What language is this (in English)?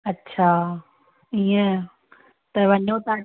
Sindhi